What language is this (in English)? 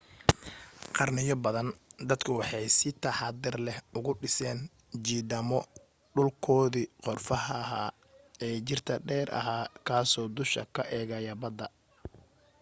Somali